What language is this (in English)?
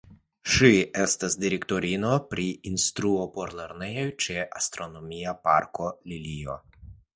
Esperanto